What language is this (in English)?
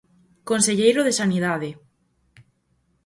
Galician